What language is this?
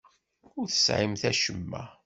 Kabyle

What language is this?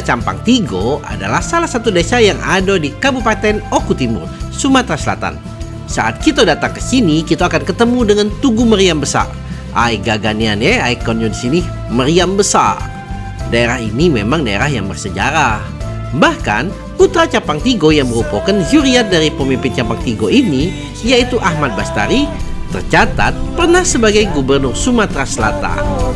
Indonesian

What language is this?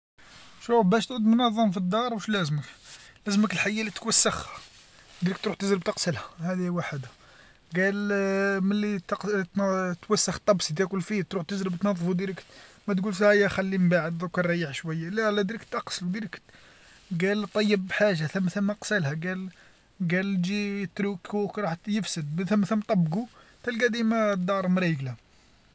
Algerian Arabic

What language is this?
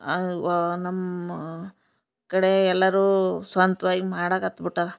Kannada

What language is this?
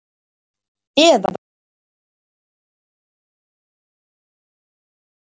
Icelandic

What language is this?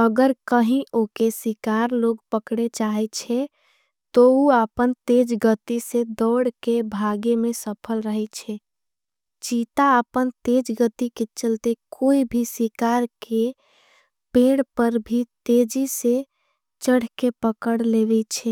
Angika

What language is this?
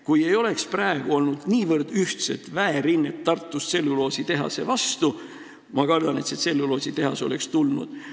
Estonian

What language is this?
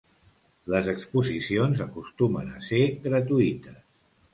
Catalan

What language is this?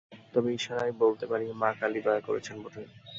Bangla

